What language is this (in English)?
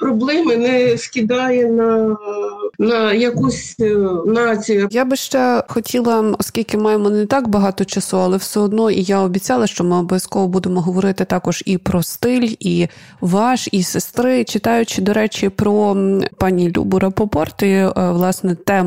Ukrainian